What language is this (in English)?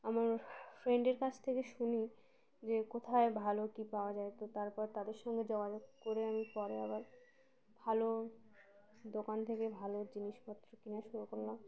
Bangla